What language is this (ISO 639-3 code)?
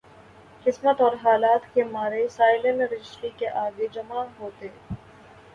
urd